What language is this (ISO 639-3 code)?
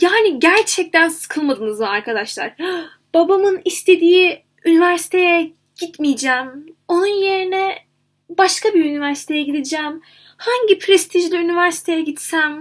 tur